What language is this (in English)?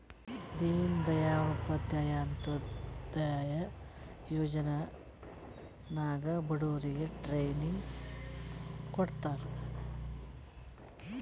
Kannada